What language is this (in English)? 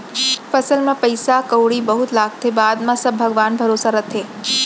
Chhattisgarhi